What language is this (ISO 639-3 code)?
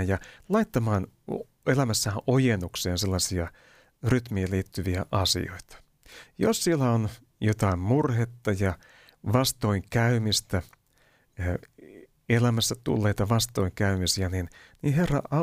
fin